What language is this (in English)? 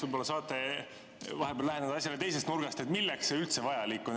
Estonian